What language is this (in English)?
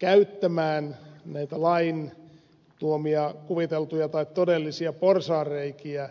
Finnish